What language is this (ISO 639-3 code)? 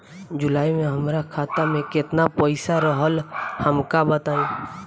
bho